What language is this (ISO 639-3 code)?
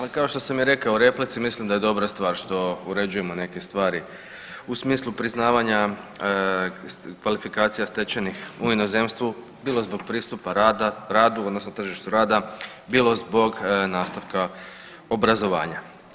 hrv